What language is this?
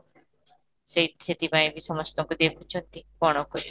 Odia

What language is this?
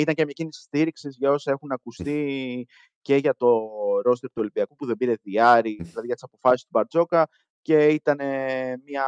Greek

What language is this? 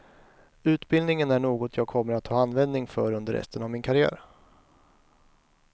Swedish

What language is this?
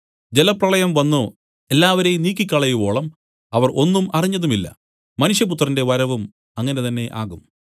Malayalam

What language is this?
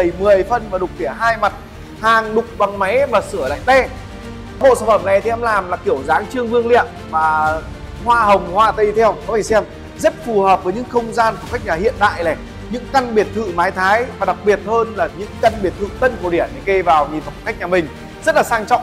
Vietnamese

